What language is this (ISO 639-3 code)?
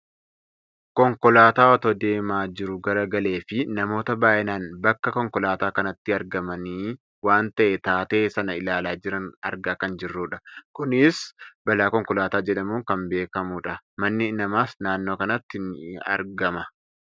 orm